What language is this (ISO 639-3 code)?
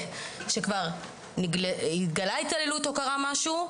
heb